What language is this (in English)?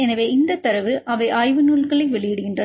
Tamil